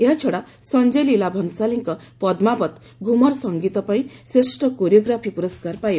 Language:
Odia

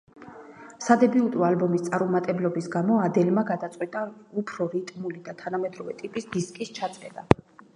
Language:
Georgian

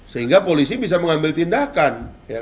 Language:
Indonesian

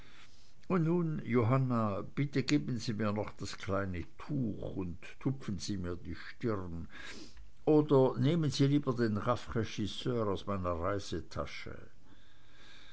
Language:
German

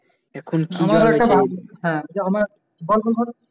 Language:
Bangla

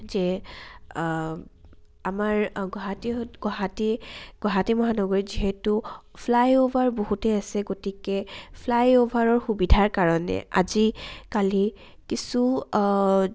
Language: Assamese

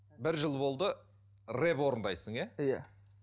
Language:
Kazakh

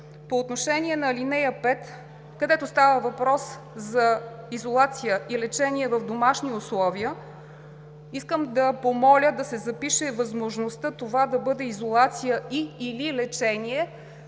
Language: Bulgarian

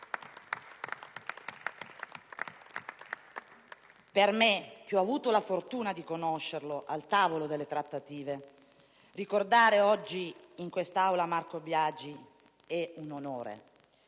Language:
Italian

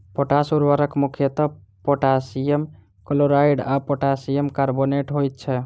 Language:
Maithili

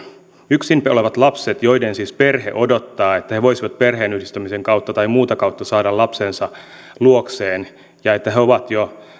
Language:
Finnish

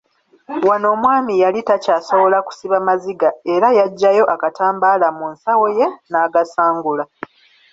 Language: Ganda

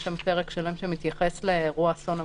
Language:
Hebrew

